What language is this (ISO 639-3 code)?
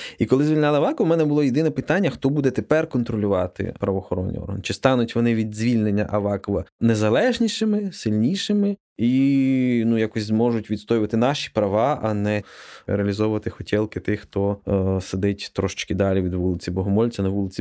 ukr